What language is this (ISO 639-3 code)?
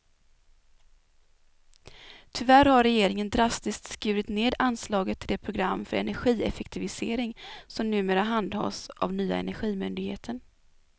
swe